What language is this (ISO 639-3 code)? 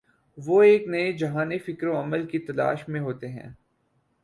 urd